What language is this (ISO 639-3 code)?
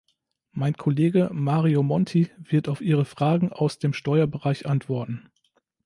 deu